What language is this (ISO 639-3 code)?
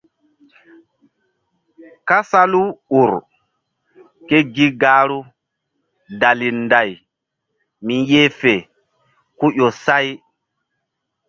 mdd